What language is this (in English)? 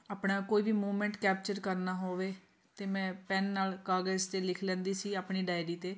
Punjabi